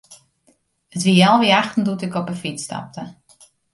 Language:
Western Frisian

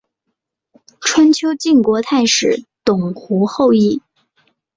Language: Chinese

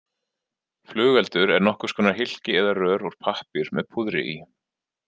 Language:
Icelandic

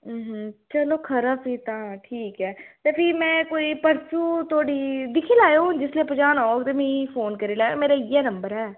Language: Dogri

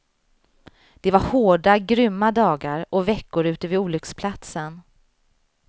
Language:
Swedish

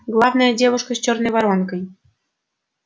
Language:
Russian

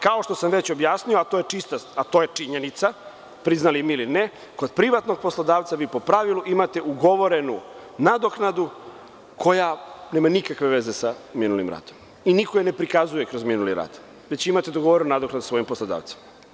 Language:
Serbian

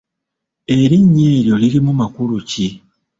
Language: Ganda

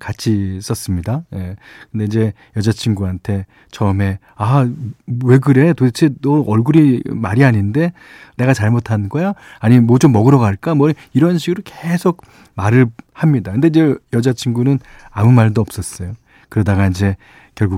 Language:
Korean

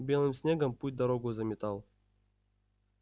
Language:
Russian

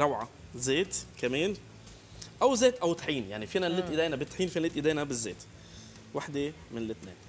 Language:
Arabic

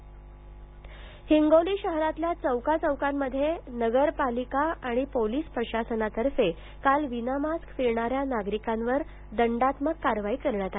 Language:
Marathi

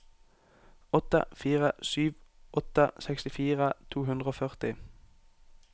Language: Norwegian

